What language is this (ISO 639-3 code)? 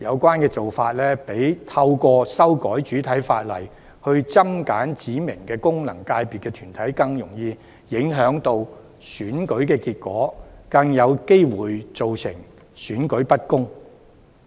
yue